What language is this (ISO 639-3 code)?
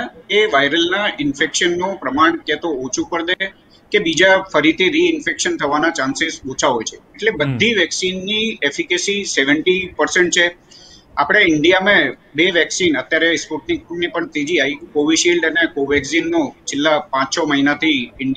hin